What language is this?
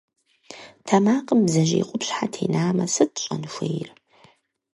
Kabardian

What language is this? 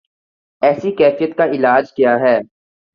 Urdu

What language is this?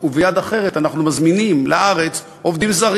Hebrew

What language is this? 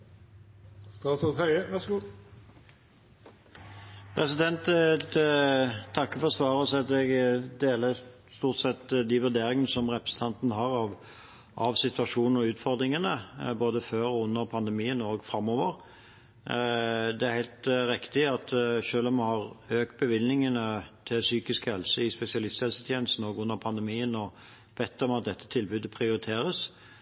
Norwegian Bokmål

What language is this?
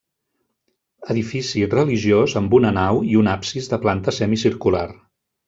Catalan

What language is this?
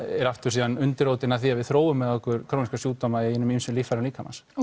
Icelandic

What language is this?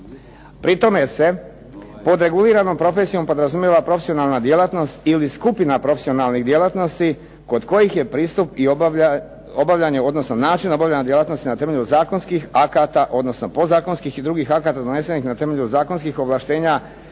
Croatian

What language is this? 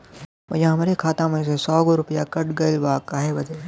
Bhojpuri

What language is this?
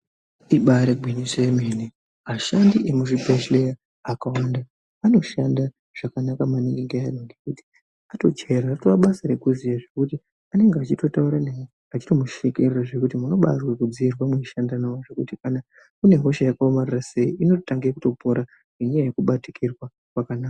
Ndau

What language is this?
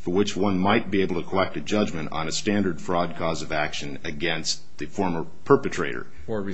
English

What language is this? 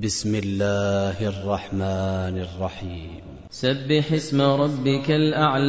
Arabic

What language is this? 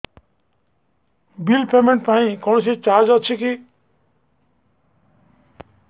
Odia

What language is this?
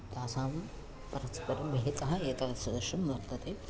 Sanskrit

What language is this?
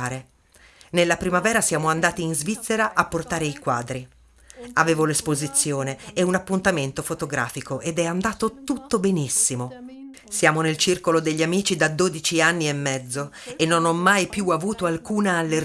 Italian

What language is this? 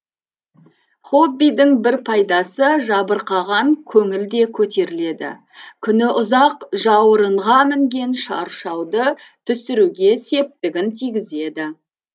Kazakh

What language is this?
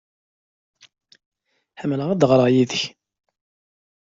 Kabyle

